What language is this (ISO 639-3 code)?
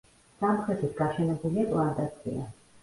kat